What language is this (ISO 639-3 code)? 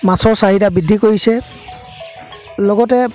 asm